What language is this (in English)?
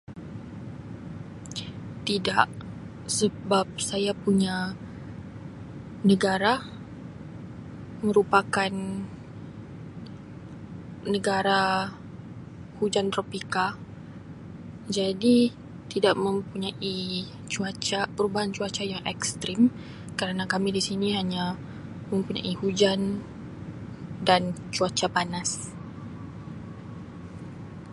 Sabah Malay